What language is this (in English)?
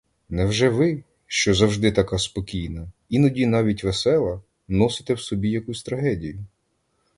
Ukrainian